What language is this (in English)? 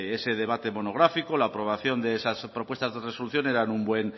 Spanish